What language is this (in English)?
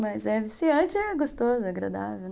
Portuguese